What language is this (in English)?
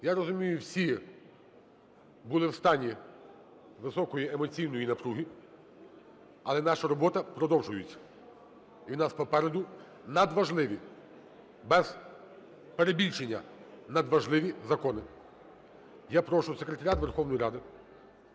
Ukrainian